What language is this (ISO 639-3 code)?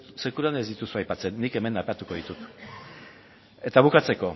eus